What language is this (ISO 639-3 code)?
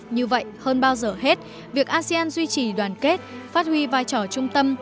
vie